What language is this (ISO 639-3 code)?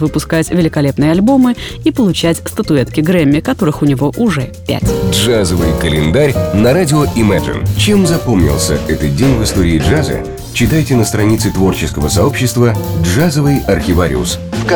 rus